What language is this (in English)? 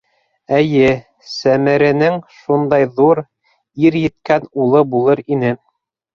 Bashkir